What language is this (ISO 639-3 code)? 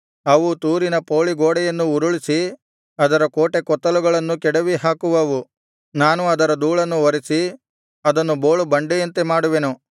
kan